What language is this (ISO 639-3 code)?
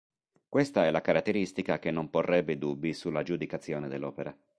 ita